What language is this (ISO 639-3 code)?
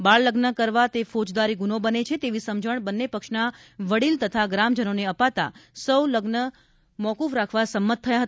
guj